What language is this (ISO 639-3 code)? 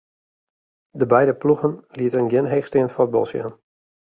fry